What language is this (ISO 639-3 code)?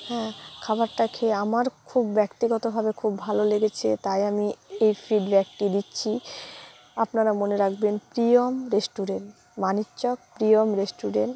ben